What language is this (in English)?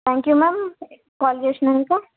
Telugu